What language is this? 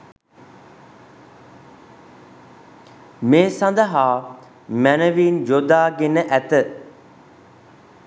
Sinhala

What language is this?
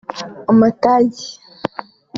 Kinyarwanda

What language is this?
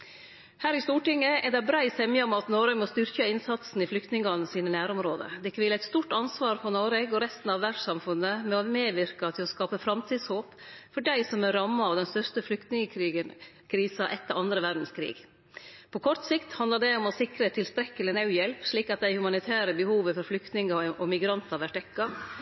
Norwegian Nynorsk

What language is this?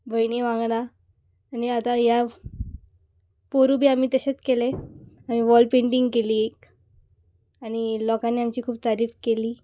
Konkani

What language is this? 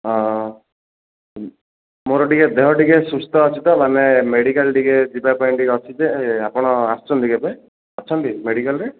Odia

